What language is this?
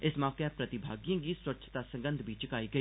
Dogri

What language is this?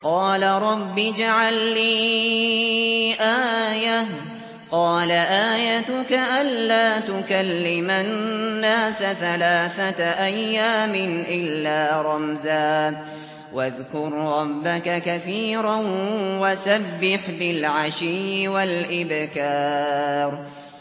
Arabic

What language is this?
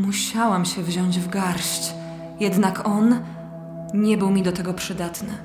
Polish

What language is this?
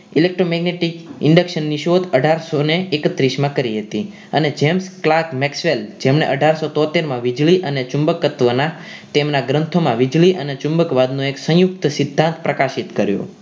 Gujarati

